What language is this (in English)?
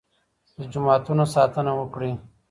Pashto